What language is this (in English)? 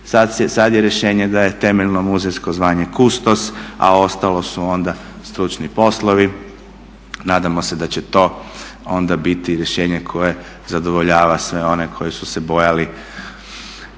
Croatian